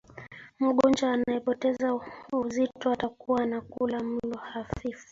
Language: Swahili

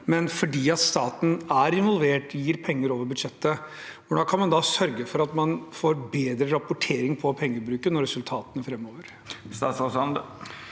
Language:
Norwegian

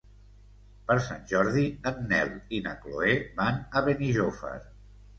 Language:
Catalan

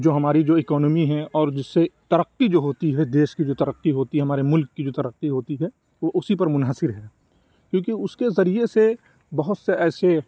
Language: Urdu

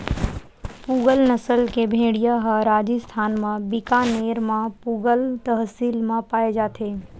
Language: Chhattisgarhi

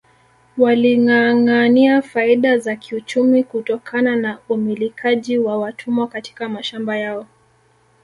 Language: Swahili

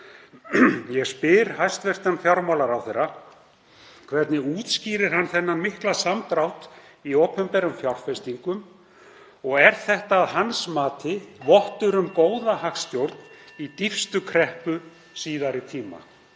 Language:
Icelandic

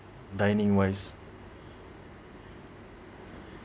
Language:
English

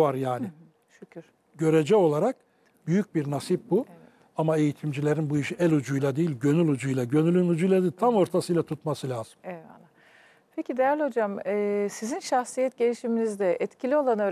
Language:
Turkish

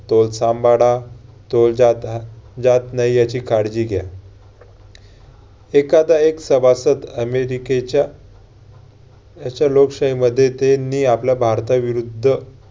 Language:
Marathi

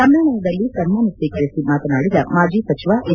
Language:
Kannada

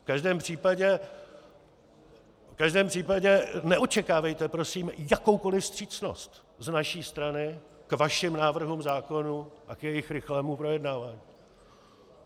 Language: Czech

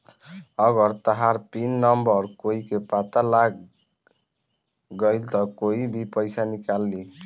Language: Bhojpuri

